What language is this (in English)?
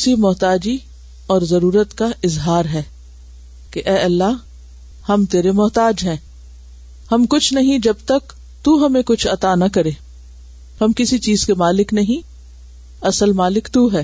Urdu